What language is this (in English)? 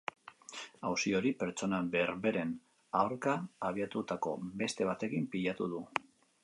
Basque